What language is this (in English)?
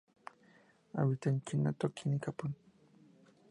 Spanish